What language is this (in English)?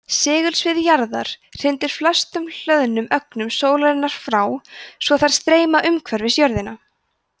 Icelandic